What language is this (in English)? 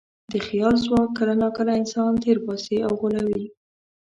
Pashto